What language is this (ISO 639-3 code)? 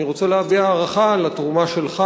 heb